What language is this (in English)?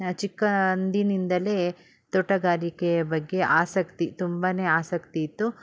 Kannada